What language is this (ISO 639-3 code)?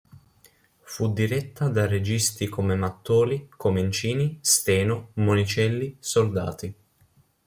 ita